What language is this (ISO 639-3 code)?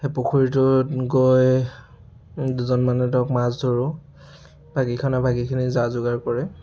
asm